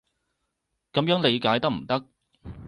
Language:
Cantonese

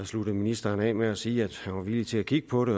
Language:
Danish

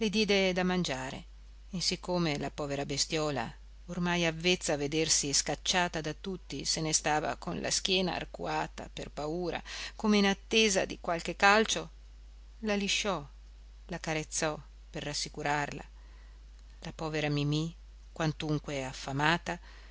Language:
Italian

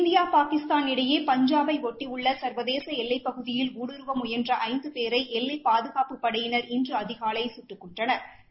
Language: Tamil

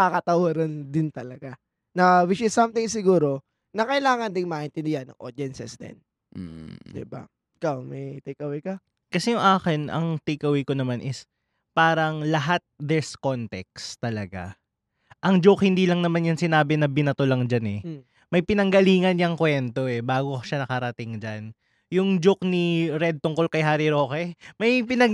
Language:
Filipino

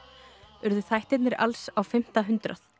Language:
Icelandic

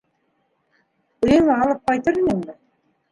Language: Bashkir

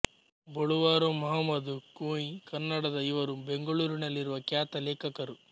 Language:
Kannada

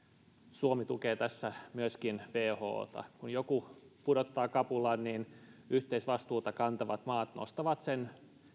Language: Finnish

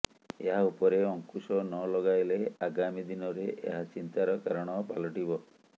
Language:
Odia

